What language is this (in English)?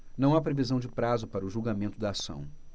Portuguese